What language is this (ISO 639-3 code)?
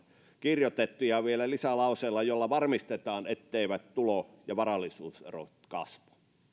fin